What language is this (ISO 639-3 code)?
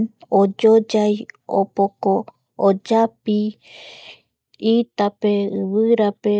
gui